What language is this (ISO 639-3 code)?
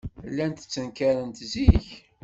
kab